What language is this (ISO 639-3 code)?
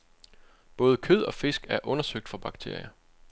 dan